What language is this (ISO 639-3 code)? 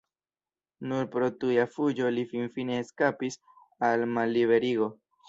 epo